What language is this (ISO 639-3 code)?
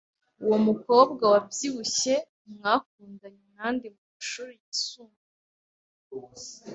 kin